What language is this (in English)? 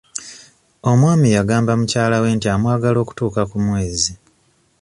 Ganda